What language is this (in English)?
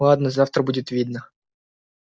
Russian